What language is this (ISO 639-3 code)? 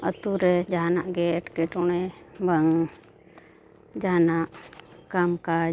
sat